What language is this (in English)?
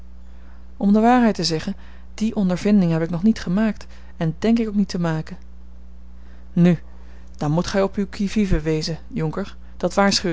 Dutch